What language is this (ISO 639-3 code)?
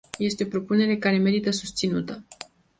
ron